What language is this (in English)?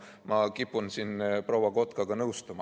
Estonian